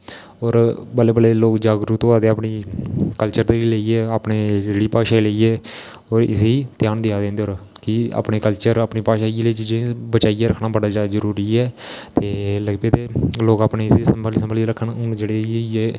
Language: Dogri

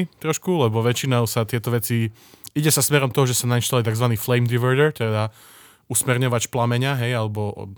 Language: Slovak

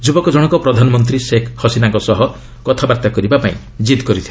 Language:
Odia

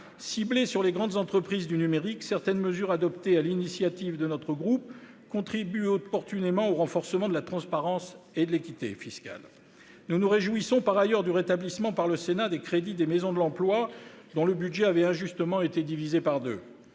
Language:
French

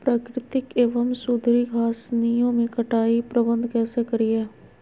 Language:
Magahi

